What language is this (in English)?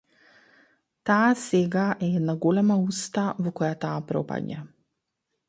Macedonian